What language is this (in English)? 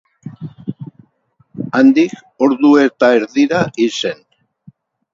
Basque